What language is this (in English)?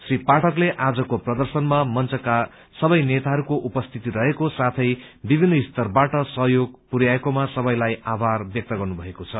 Nepali